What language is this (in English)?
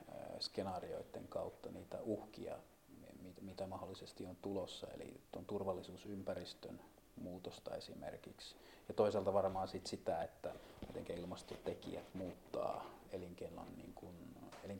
Finnish